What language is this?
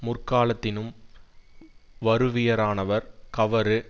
Tamil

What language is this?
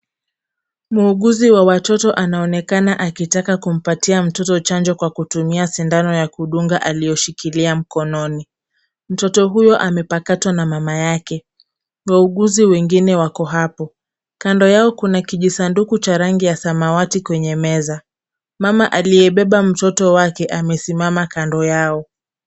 Swahili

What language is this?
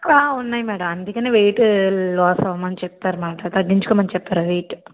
Telugu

